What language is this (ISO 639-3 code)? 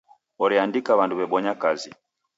dav